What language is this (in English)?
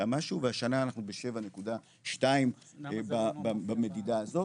Hebrew